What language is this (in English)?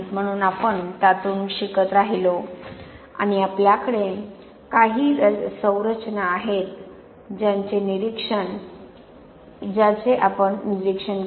Marathi